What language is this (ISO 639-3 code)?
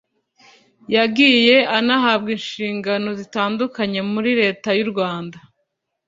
kin